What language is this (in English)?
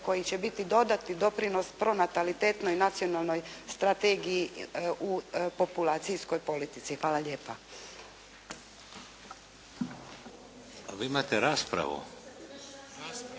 Croatian